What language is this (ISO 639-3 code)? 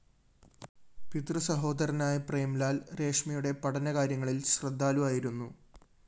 mal